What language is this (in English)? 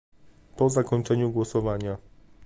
Polish